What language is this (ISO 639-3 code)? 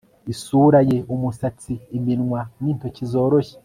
kin